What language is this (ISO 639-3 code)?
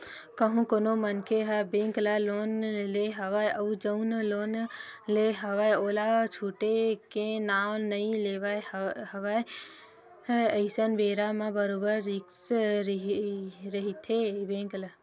hne